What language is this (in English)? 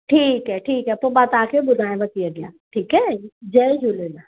Sindhi